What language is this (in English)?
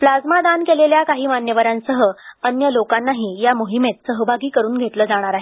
Marathi